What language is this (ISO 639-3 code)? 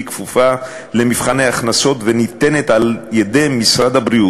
heb